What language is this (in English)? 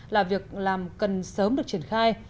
Vietnamese